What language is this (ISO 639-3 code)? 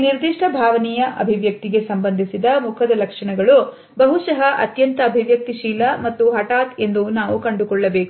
kan